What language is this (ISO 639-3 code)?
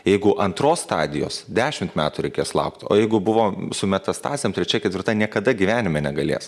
lit